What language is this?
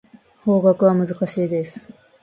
Japanese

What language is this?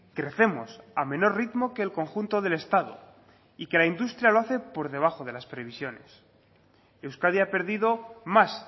Spanish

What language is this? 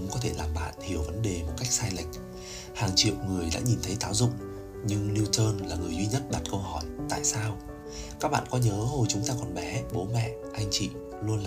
Vietnamese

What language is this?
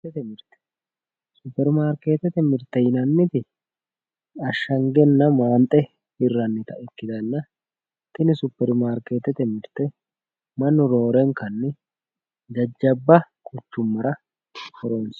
Sidamo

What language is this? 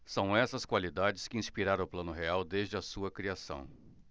Portuguese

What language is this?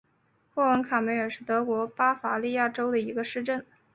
Chinese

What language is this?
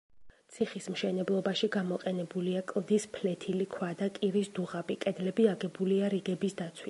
Georgian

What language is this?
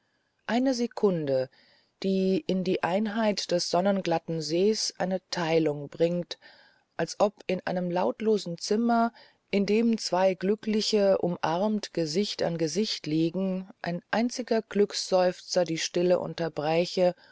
German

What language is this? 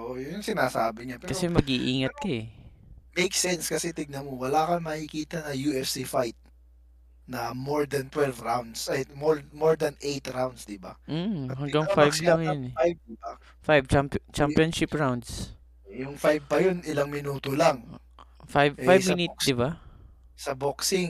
Filipino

